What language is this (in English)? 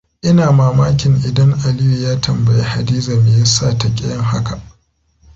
Hausa